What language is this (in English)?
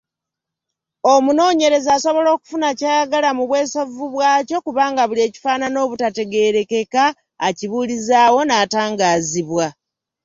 Ganda